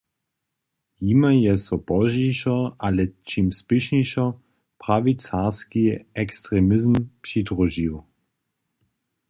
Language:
Upper Sorbian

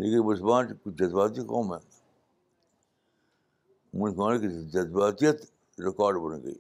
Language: Urdu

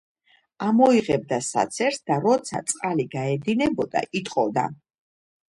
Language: Georgian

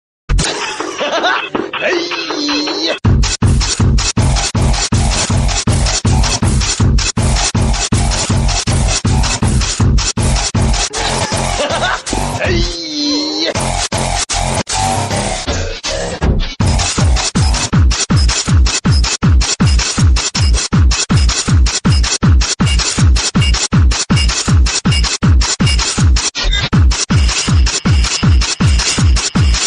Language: Vietnamese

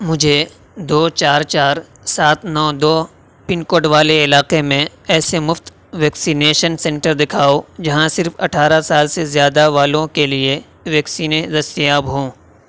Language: Urdu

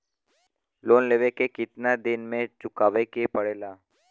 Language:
Bhojpuri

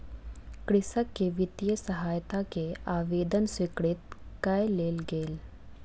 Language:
Maithili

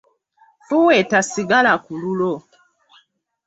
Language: Ganda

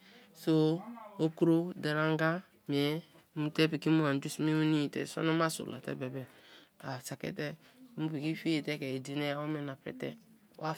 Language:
Kalabari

